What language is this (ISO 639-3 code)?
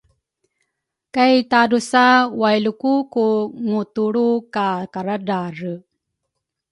dru